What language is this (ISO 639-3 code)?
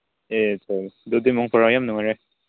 mni